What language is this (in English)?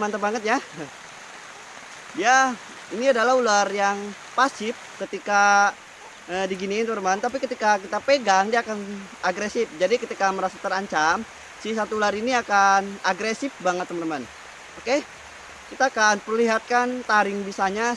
Indonesian